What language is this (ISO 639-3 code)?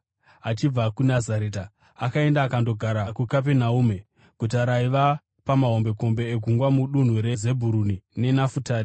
sna